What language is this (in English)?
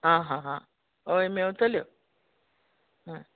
Konkani